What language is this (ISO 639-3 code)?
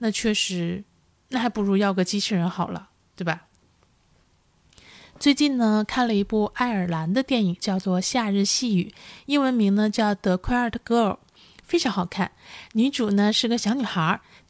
zho